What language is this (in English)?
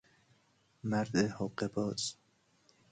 Persian